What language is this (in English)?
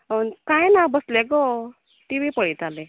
Konkani